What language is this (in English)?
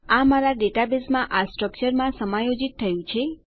Gujarati